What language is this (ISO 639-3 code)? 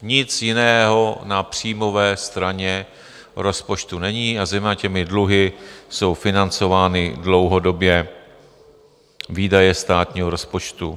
ces